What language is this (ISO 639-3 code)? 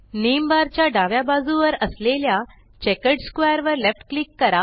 mar